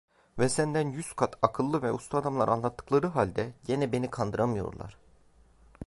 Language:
Turkish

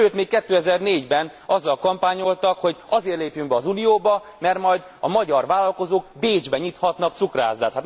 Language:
Hungarian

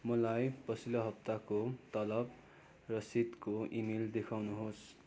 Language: Nepali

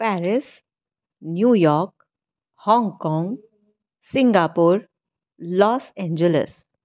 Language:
Sanskrit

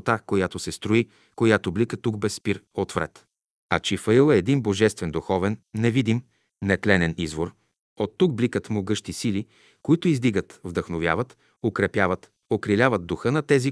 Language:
Bulgarian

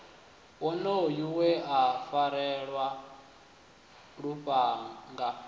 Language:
Venda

